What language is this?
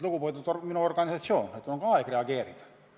Estonian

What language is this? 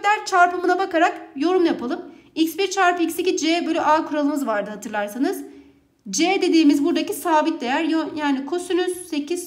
Turkish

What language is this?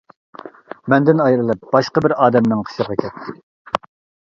Uyghur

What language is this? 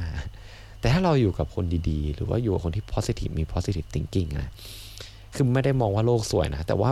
Thai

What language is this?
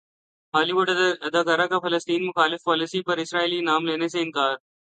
Urdu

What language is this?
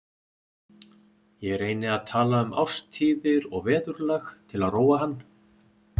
Icelandic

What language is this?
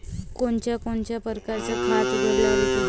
Marathi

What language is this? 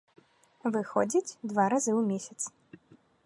Belarusian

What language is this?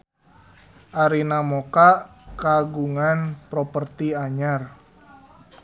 Sundanese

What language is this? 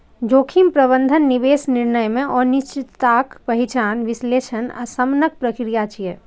Maithili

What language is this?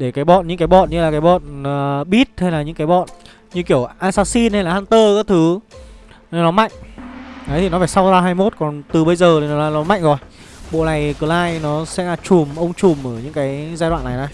Vietnamese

